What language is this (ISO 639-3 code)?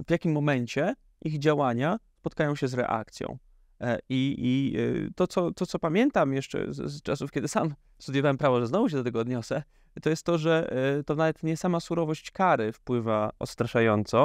pol